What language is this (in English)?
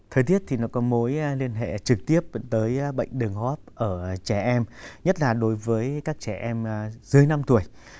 Vietnamese